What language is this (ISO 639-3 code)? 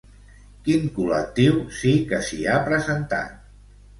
cat